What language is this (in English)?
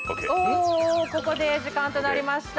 Japanese